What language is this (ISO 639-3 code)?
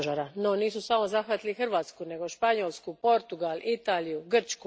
hrv